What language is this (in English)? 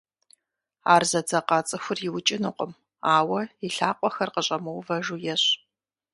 Kabardian